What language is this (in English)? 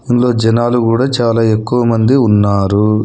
Telugu